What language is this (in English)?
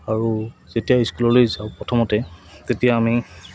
Assamese